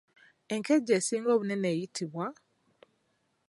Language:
Ganda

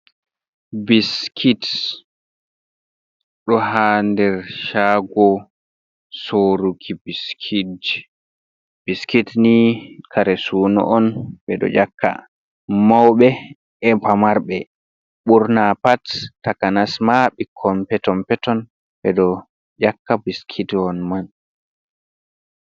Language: Fula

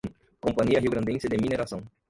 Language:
Portuguese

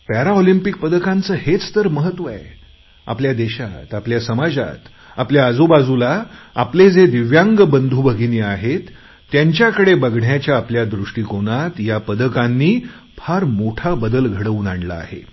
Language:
Marathi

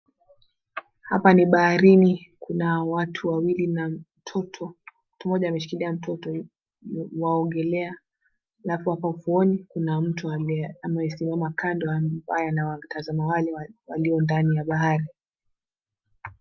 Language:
Swahili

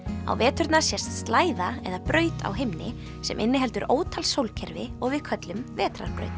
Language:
Icelandic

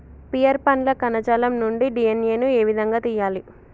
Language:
Telugu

